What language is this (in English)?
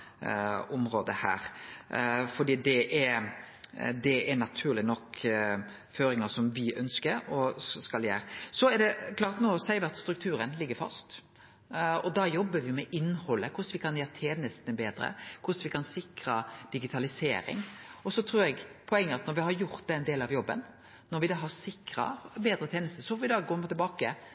Norwegian Nynorsk